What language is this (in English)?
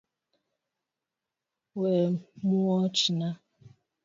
Luo (Kenya and Tanzania)